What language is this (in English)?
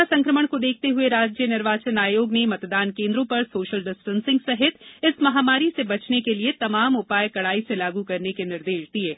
Hindi